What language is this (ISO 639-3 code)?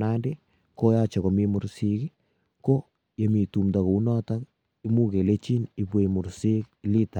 kln